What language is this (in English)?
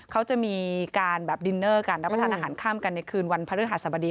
Thai